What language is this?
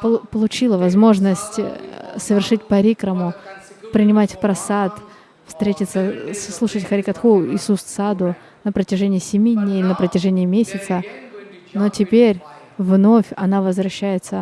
Russian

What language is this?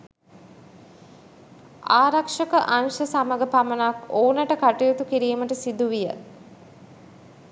Sinhala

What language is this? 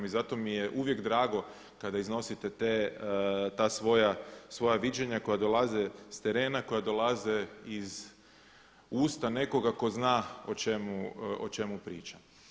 Croatian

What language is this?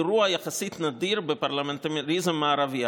Hebrew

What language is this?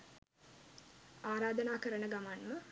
Sinhala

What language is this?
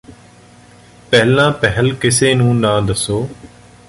Punjabi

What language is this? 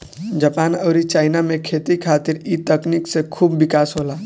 Bhojpuri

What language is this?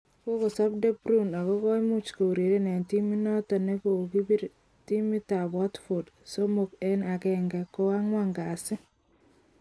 Kalenjin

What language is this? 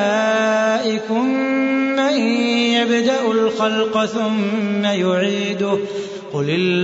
Arabic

